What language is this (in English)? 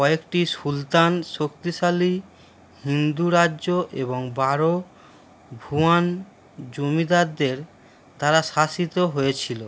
Bangla